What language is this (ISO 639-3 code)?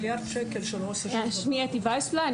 heb